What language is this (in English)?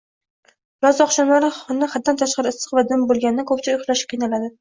Uzbek